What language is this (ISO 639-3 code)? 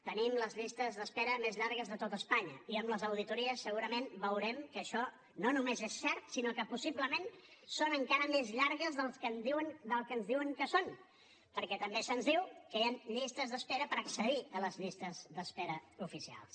cat